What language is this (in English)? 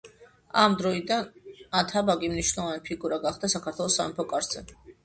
Georgian